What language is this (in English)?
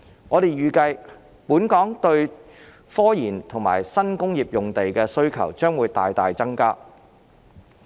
Cantonese